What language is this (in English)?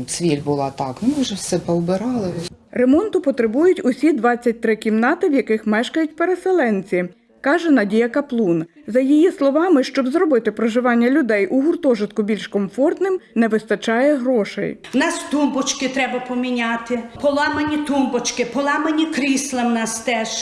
Ukrainian